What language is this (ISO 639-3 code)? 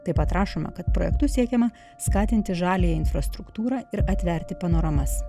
lit